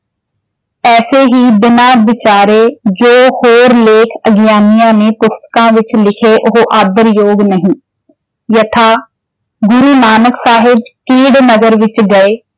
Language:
Punjabi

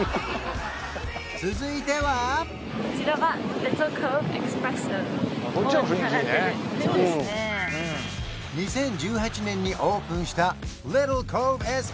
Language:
Japanese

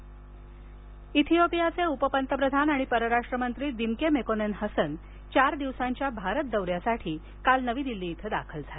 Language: Marathi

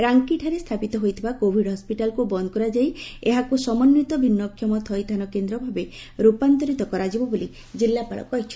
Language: Odia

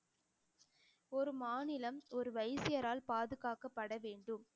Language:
Tamil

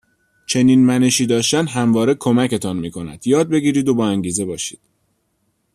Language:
Persian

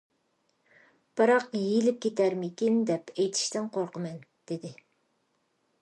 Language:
Uyghur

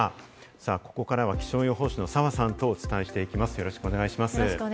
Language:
Japanese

